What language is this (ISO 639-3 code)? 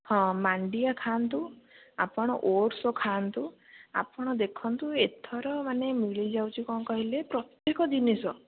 ori